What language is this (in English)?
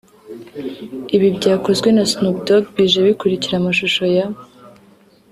Kinyarwanda